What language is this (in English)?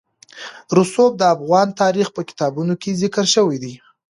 Pashto